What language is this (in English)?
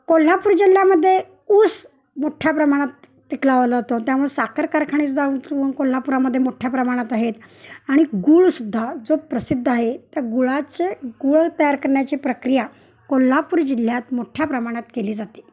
Marathi